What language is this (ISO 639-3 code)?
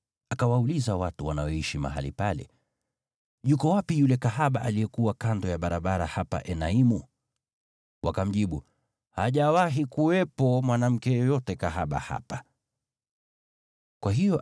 swa